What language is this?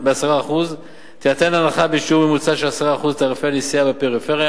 Hebrew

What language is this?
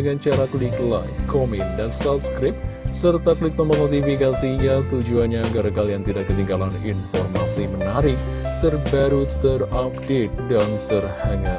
Indonesian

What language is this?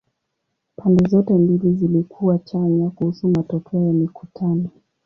Swahili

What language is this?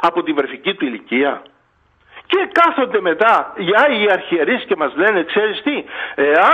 Greek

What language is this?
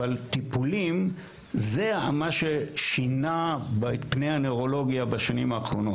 Hebrew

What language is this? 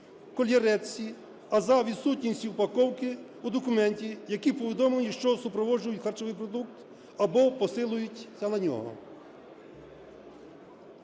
Ukrainian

